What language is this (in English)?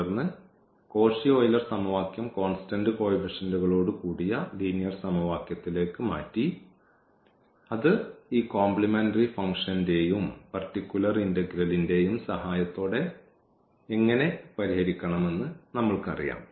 Malayalam